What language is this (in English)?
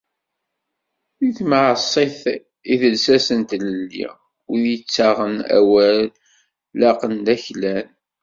Kabyle